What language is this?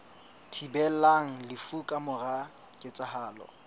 Southern Sotho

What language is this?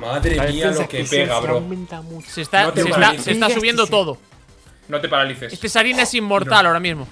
Spanish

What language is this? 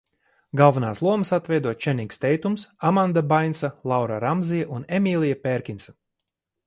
Latvian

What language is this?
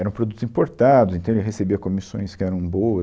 Portuguese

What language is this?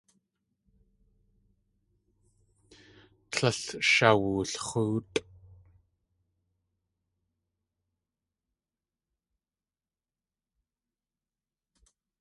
Tlingit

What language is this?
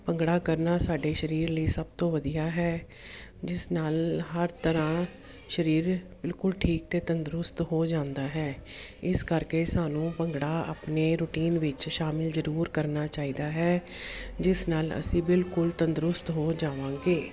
Punjabi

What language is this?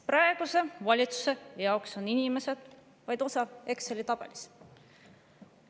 Estonian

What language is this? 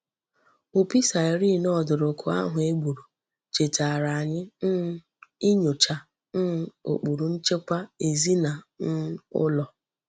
Igbo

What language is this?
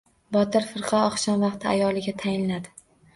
Uzbek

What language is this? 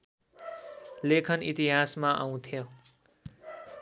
Nepali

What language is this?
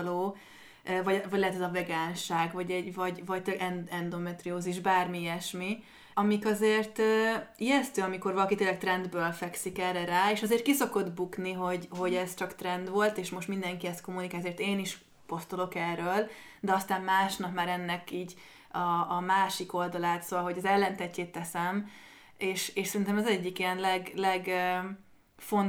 Hungarian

